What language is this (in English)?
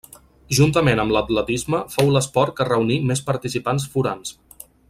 Catalan